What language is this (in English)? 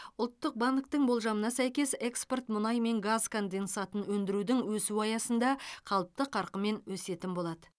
Kazakh